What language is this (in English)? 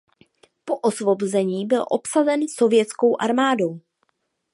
Czech